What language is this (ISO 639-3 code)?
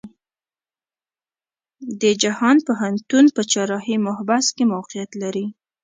pus